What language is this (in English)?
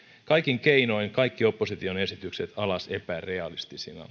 Finnish